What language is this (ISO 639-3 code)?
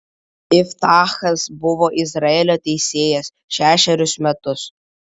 lit